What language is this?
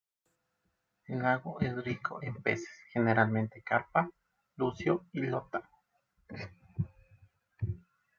Spanish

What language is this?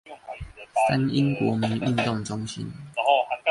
Chinese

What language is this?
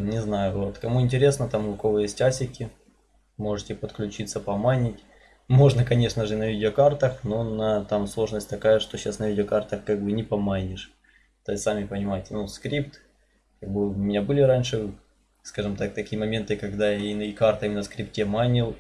Russian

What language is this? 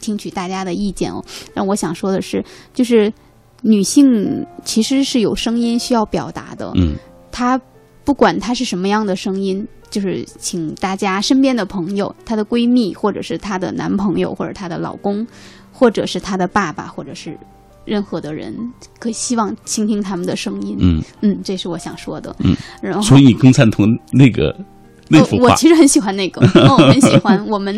Chinese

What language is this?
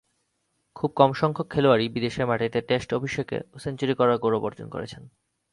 Bangla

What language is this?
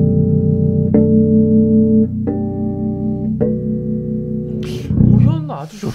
Korean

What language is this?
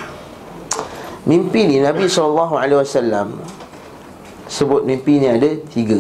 Malay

